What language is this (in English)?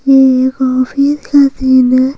Hindi